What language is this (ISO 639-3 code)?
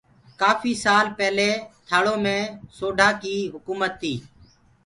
ggg